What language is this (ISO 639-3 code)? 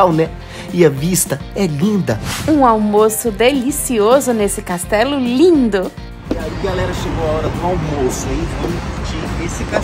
por